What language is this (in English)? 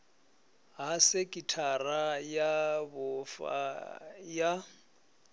Venda